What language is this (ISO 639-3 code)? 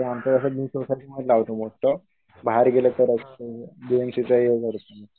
mar